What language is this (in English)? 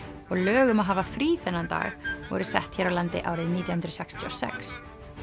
Icelandic